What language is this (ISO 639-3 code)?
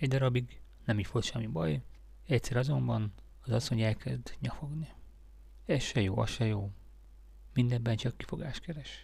hun